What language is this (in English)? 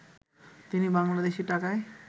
Bangla